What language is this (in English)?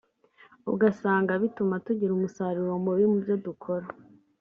Kinyarwanda